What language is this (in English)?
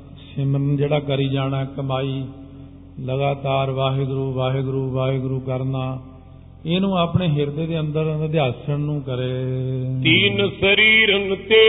Punjabi